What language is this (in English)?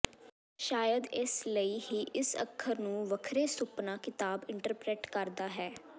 Punjabi